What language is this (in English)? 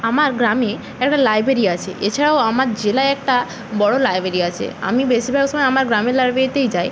Bangla